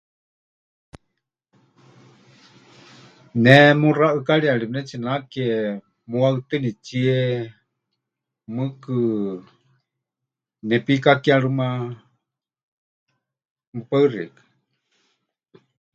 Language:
Huichol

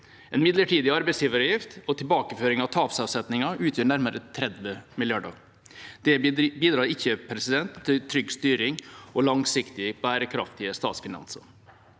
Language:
Norwegian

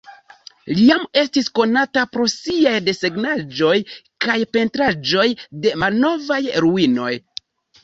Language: Esperanto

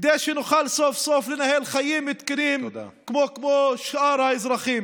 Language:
Hebrew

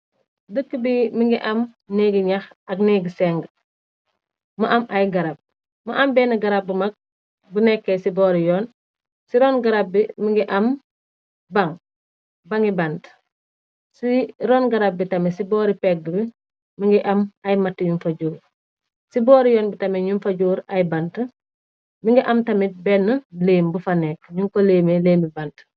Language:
Wolof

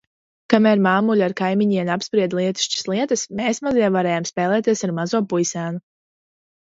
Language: Latvian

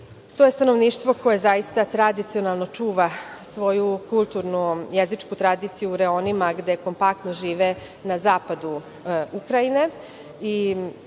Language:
Serbian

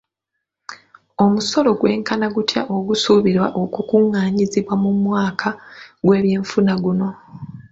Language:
Ganda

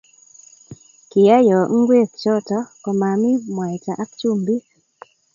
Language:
Kalenjin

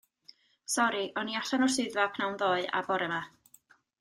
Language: Welsh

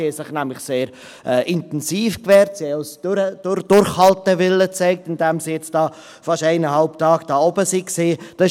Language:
Swiss German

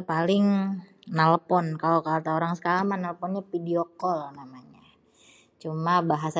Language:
Betawi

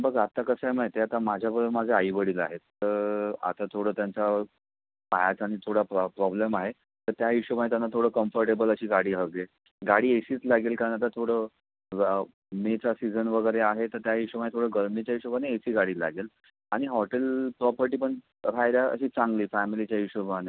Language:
Marathi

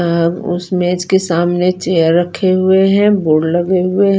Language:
Hindi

